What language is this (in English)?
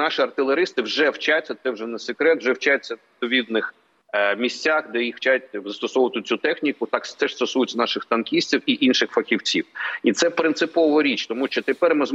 Ukrainian